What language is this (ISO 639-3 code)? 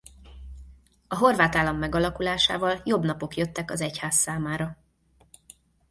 hun